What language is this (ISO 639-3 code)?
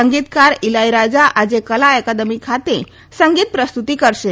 guj